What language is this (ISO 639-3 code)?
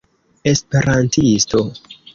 epo